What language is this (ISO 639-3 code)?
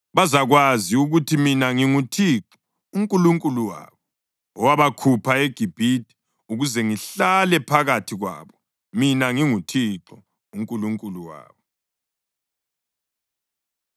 nde